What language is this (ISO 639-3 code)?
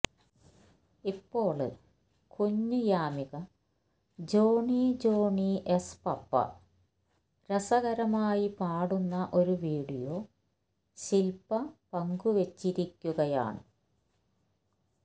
mal